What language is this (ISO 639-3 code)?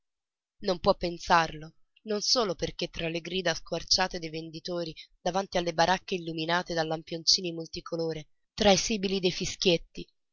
ita